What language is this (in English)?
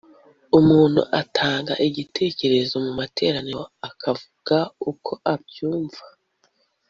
Kinyarwanda